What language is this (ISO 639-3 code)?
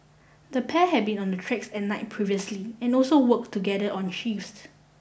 eng